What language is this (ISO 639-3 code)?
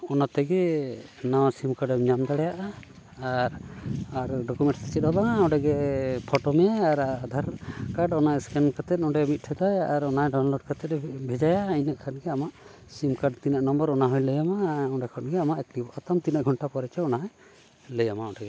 sat